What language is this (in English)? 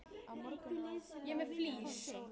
Icelandic